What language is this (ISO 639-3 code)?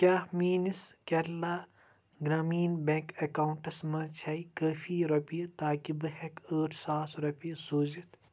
kas